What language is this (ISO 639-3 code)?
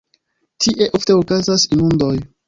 epo